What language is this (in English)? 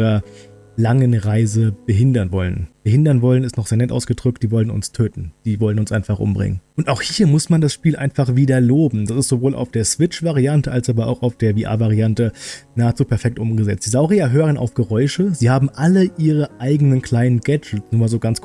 German